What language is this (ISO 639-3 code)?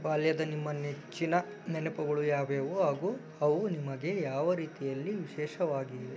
kan